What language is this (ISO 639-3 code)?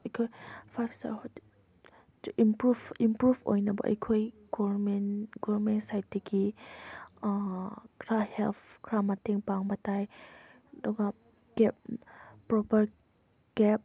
mni